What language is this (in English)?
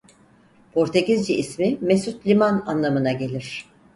Turkish